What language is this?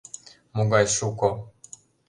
Mari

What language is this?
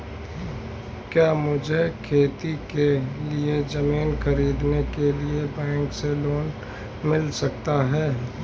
Hindi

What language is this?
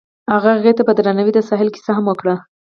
Pashto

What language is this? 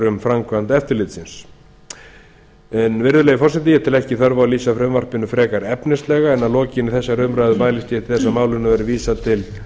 Icelandic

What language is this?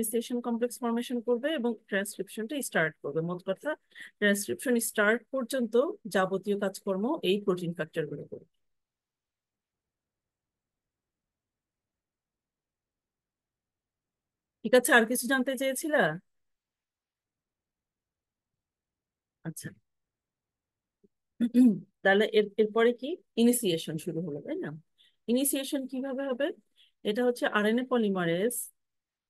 Bangla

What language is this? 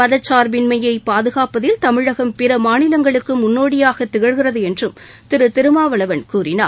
Tamil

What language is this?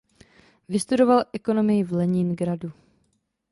Czech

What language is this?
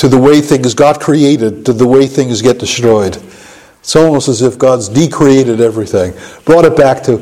English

